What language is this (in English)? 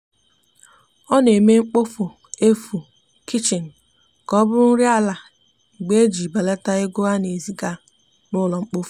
Igbo